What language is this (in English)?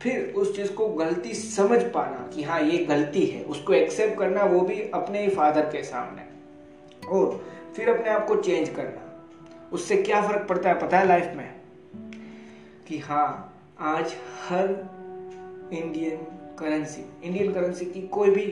Hindi